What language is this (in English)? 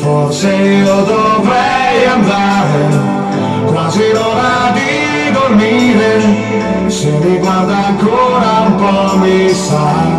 Italian